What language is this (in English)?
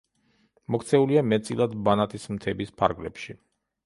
Georgian